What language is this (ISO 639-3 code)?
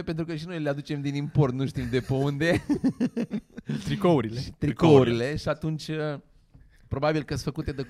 ron